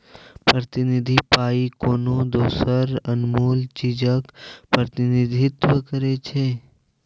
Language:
Maithili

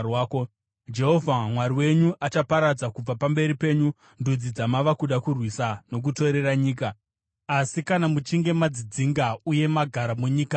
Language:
Shona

